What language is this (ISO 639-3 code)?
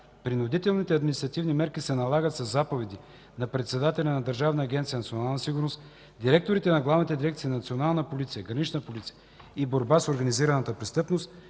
bul